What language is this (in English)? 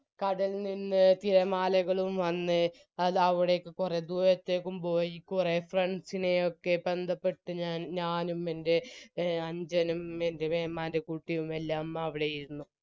Malayalam